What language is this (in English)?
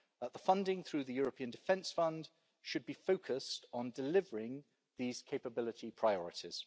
English